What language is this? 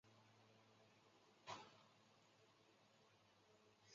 Chinese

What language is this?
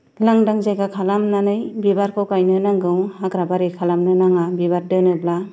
Bodo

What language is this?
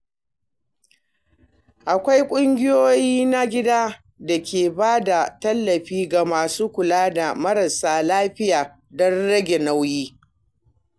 Hausa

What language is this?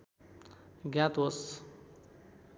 Nepali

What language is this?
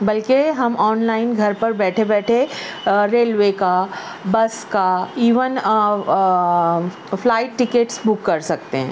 Urdu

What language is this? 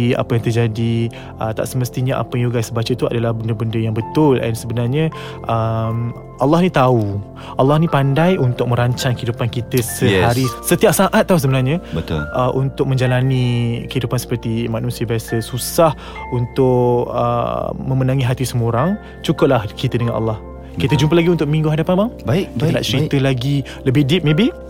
Malay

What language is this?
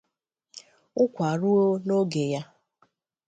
Igbo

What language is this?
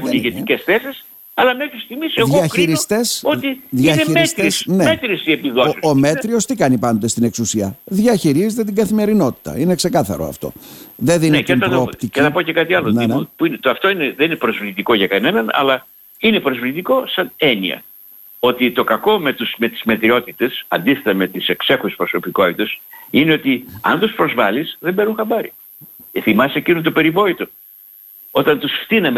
Greek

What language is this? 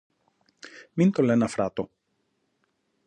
Greek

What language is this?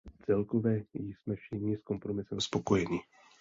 Czech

